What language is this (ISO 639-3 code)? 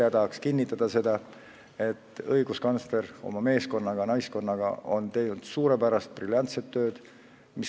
est